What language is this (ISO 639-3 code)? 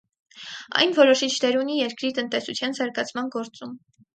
hye